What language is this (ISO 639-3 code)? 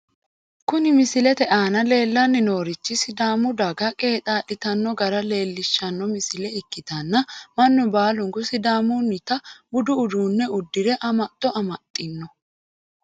sid